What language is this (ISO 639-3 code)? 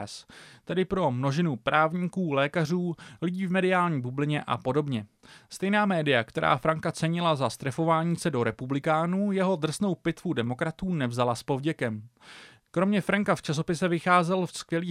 ces